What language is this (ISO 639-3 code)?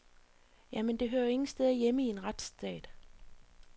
dan